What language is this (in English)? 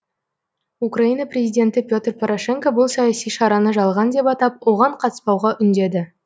Kazakh